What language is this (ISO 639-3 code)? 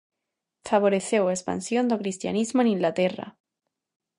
glg